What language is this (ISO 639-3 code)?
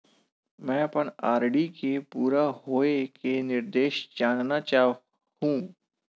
hne